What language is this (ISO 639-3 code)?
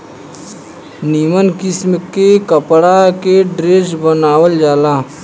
bho